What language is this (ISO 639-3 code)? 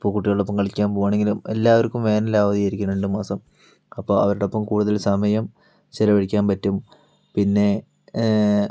mal